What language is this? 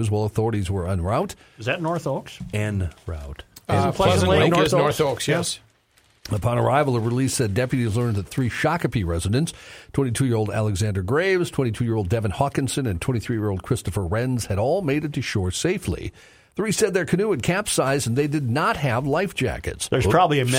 English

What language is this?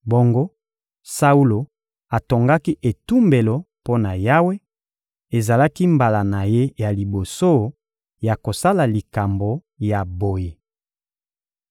Lingala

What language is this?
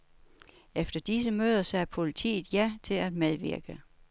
Danish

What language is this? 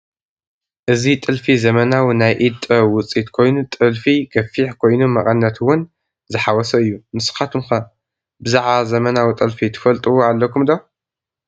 Tigrinya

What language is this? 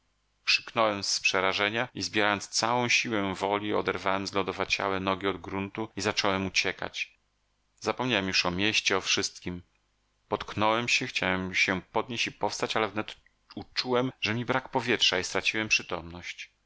Polish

